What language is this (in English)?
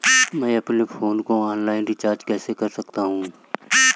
Hindi